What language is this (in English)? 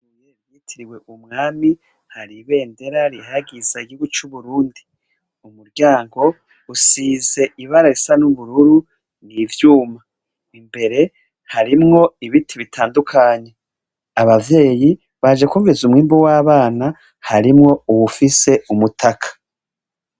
Rundi